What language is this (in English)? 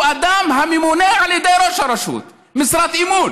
Hebrew